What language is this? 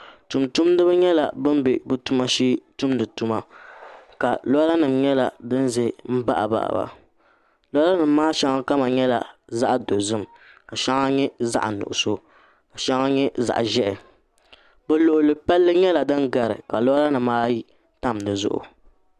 Dagbani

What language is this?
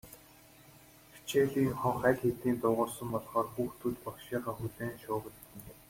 Mongolian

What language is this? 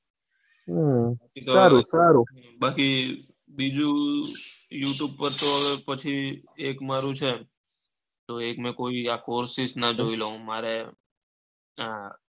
Gujarati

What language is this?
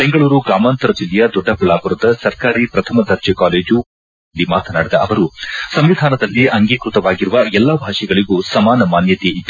Kannada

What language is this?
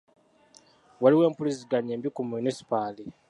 Ganda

